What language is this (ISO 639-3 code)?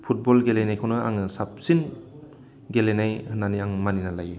brx